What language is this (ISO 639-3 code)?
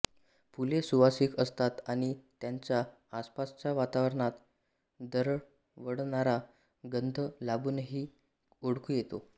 mar